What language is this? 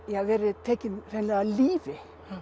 Icelandic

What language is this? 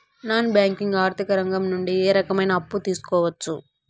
Telugu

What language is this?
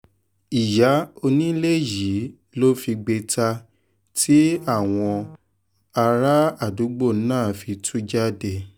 Yoruba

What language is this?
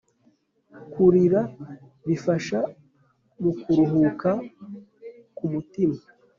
Kinyarwanda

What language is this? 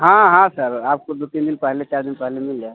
Hindi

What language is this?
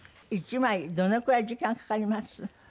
Japanese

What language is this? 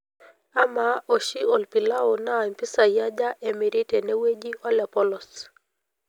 Masai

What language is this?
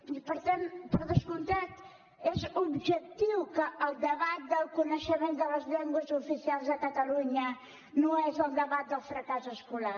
Catalan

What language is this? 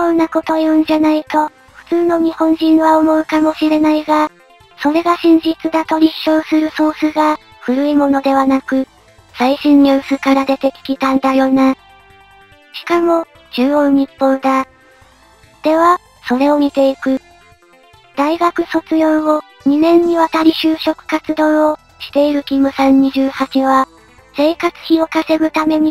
Japanese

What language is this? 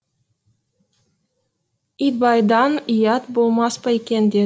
Kazakh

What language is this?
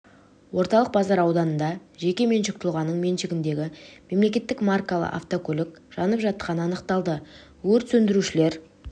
Kazakh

